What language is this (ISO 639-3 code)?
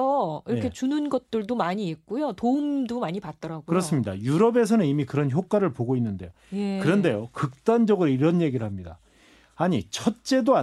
kor